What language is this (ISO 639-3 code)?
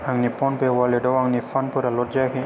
brx